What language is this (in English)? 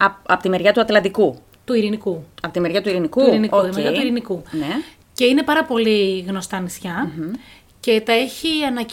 Greek